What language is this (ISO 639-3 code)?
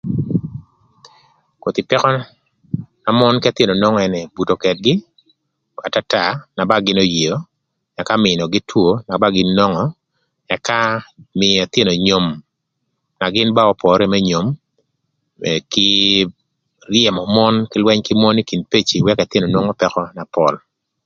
lth